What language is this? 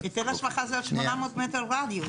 Hebrew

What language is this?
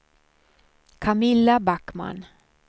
Swedish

